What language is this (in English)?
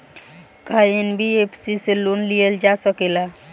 Bhojpuri